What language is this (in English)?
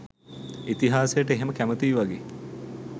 Sinhala